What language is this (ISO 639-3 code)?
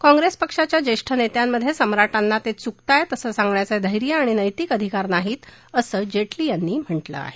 mar